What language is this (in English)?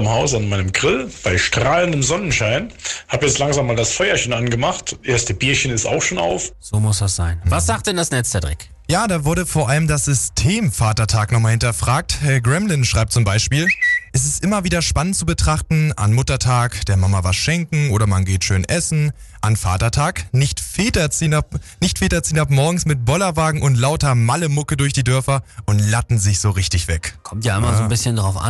German